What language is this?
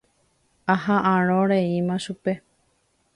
Guarani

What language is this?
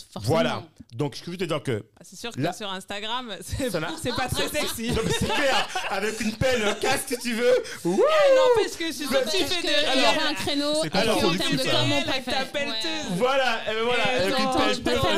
French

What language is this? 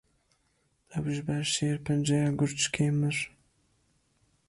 Kurdish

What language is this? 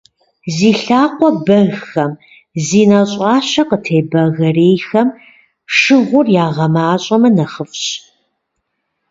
Kabardian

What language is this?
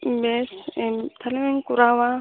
Santali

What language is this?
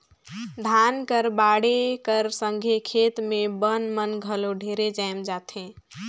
Chhattisgarhi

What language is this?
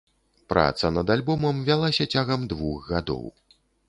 Belarusian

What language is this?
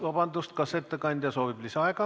Estonian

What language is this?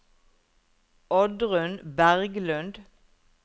Norwegian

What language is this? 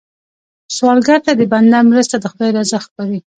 Pashto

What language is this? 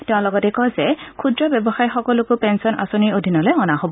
Assamese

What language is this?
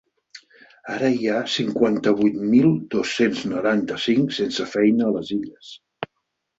Catalan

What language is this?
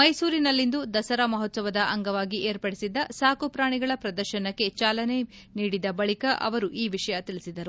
Kannada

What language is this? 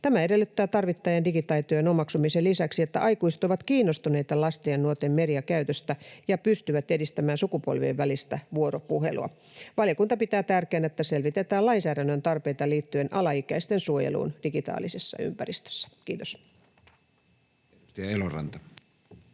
Finnish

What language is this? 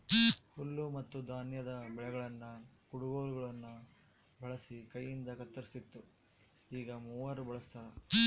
Kannada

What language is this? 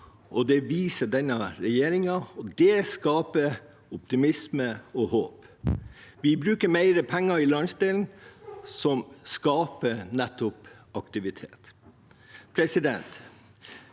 Norwegian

